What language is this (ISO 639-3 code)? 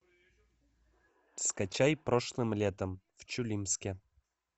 rus